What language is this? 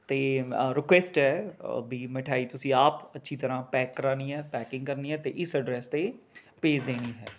Punjabi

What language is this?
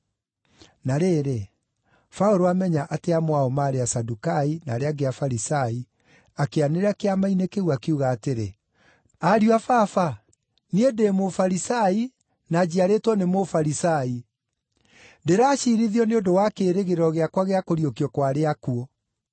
Kikuyu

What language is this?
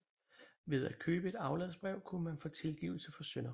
Danish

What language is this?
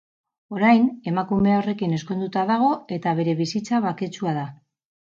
Basque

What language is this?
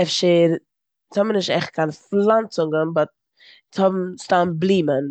Yiddish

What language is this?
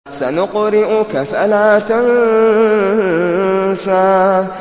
Arabic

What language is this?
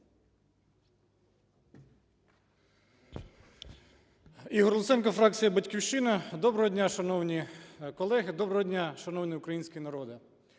Ukrainian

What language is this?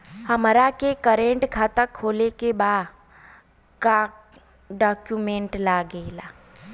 Bhojpuri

